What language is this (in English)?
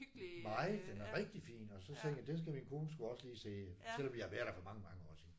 Danish